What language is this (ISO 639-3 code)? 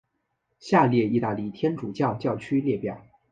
zho